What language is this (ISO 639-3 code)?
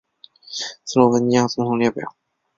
zho